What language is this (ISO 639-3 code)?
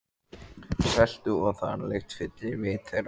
isl